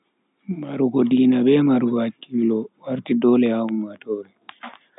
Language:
Bagirmi Fulfulde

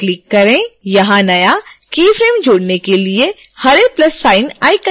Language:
Hindi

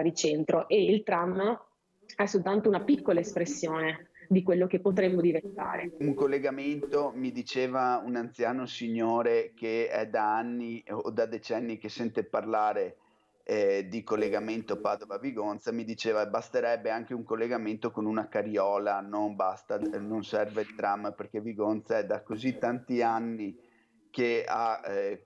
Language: Italian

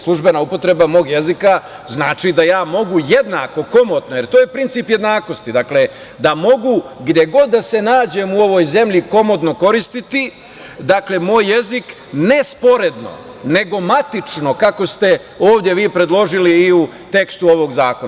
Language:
Serbian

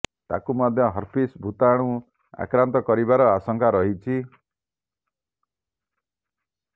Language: Odia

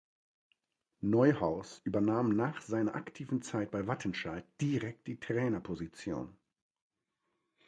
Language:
German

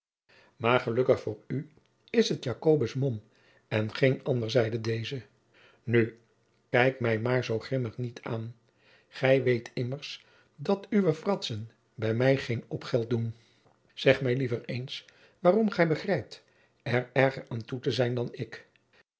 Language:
Dutch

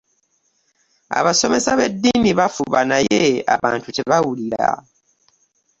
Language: Ganda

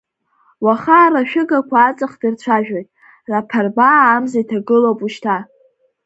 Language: Abkhazian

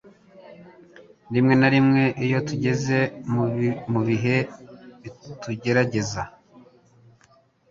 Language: Kinyarwanda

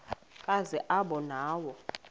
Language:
Xhosa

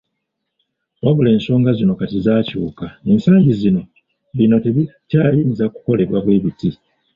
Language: Ganda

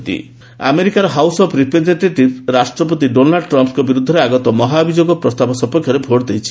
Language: Odia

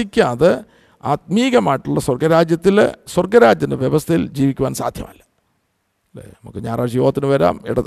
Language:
Malayalam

